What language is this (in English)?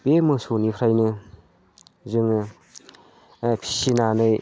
Bodo